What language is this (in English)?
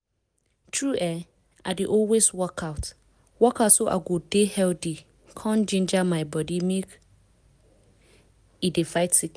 Nigerian Pidgin